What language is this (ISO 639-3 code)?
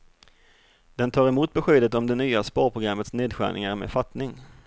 swe